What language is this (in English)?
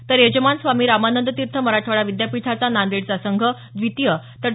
Marathi